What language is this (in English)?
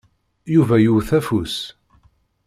Kabyle